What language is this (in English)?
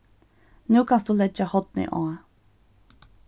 Faroese